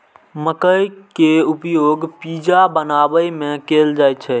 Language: Maithili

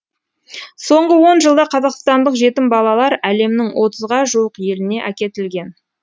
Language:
Kazakh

